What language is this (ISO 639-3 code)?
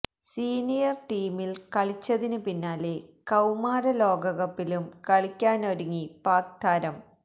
mal